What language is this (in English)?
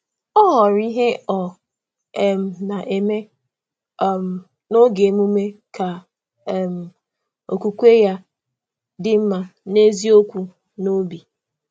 Igbo